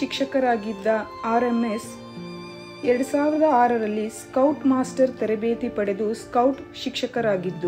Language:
Arabic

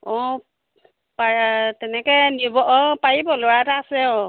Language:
Assamese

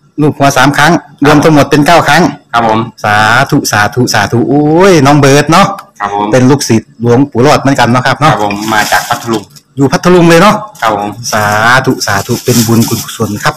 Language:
Thai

